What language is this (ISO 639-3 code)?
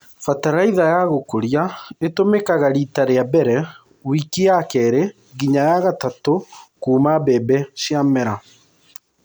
kik